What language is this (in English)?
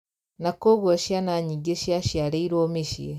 Kikuyu